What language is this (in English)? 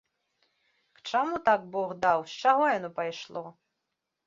Belarusian